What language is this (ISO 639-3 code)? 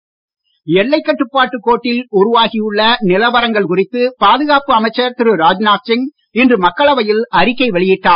tam